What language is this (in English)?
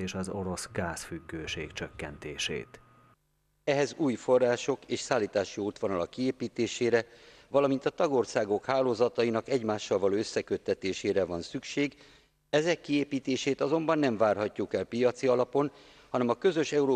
Hungarian